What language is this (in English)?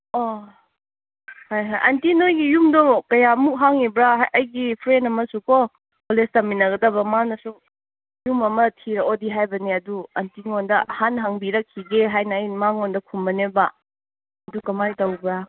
Manipuri